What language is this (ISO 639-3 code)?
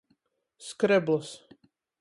ltg